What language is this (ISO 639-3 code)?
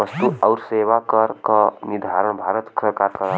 bho